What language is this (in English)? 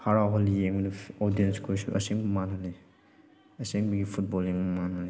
Manipuri